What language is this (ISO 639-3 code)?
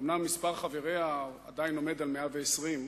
heb